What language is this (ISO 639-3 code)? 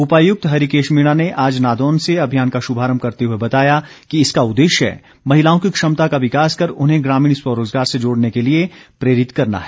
hin